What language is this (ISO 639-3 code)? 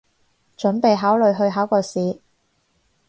yue